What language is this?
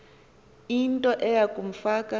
Xhosa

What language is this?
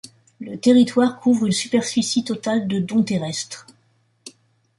French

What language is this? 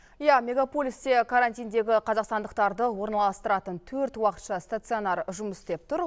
Kazakh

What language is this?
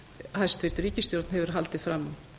Icelandic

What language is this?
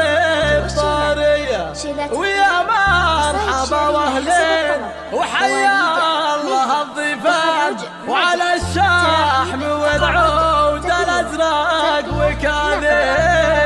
Arabic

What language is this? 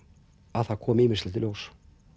Icelandic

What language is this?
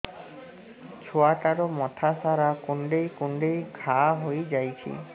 Odia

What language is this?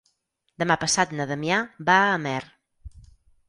Catalan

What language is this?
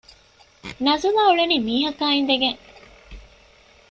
Divehi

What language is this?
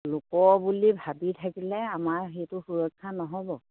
Assamese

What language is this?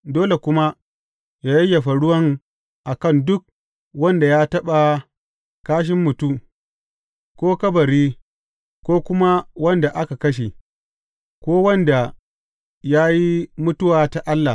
Hausa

